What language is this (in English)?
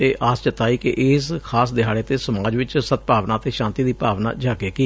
Punjabi